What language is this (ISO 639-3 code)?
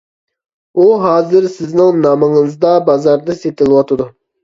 uig